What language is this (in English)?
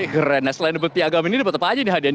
Indonesian